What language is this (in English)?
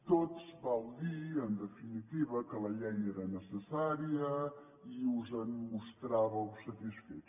Catalan